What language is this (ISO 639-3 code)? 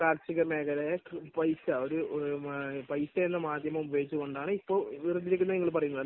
mal